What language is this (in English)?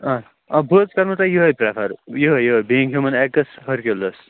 Kashmiri